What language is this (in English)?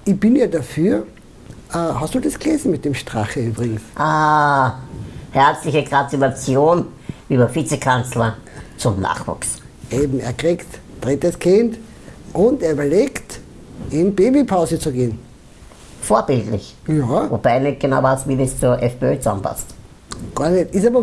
German